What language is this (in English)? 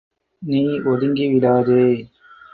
Tamil